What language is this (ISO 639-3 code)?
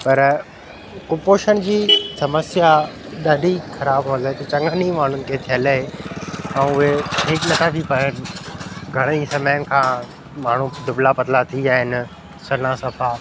snd